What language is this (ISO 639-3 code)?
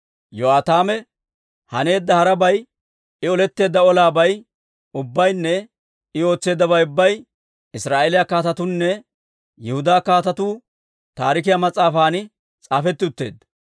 dwr